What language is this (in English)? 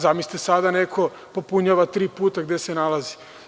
Serbian